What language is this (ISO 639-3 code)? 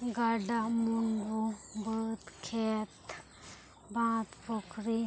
sat